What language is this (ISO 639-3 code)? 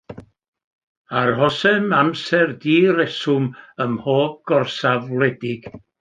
cym